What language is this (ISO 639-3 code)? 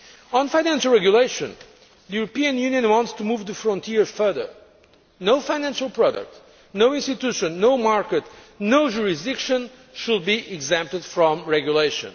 eng